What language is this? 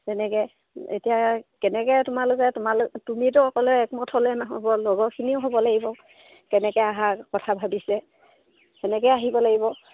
Assamese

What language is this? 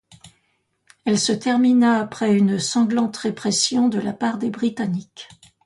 French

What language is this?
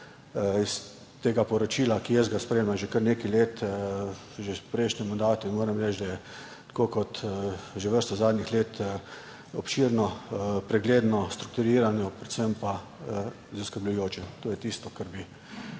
Slovenian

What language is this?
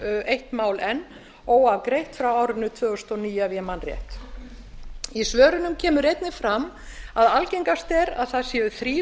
Icelandic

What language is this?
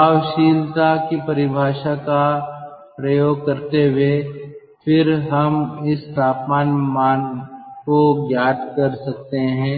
Hindi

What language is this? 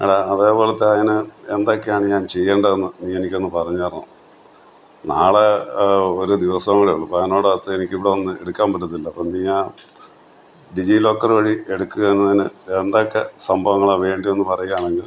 Malayalam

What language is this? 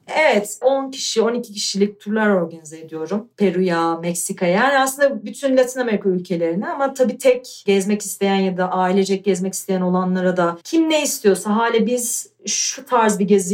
Turkish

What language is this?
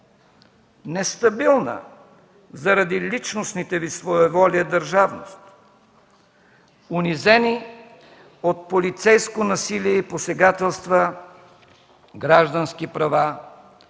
Bulgarian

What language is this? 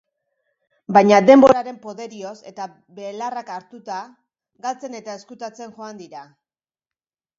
Basque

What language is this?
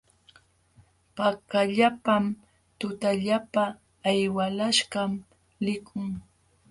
Jauja Wanca Quechua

